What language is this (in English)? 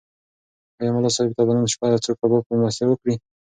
Pashto